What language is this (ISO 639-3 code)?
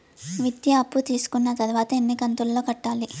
tel